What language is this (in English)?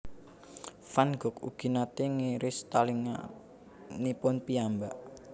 Javanese